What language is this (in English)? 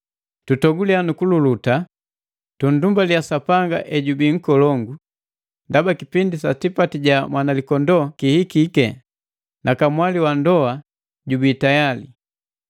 Matengo